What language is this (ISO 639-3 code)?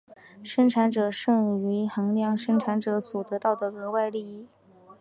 zho